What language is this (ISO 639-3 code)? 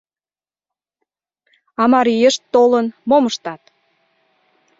chm